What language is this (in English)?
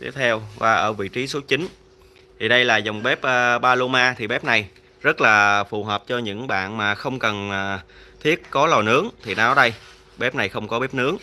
Vietnamese